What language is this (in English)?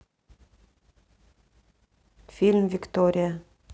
Russian